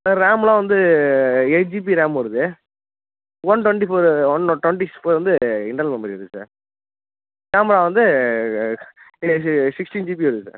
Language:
Tamil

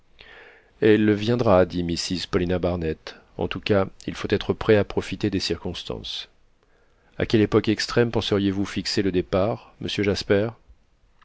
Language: French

